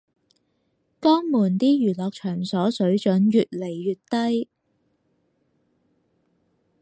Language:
Cantonese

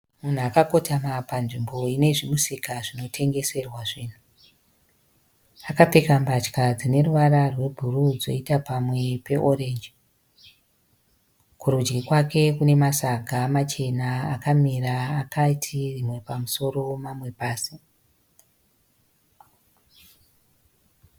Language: Shona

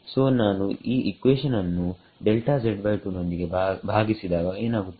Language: Kannada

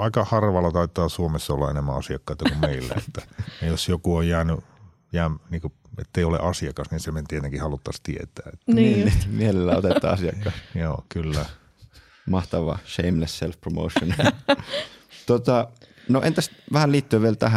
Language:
Finnish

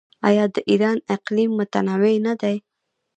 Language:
Pashto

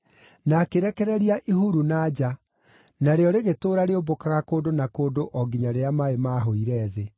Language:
Kikuyu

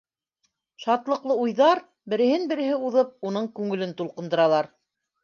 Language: Bashkir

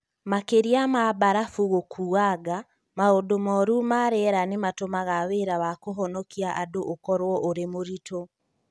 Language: Kikuyu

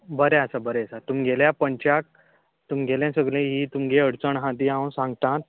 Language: Konkani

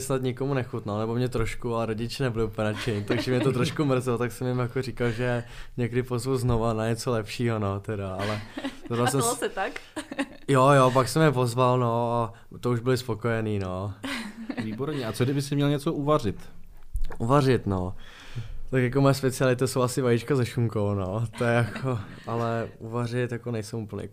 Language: Czech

